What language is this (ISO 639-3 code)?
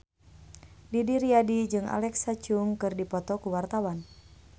sun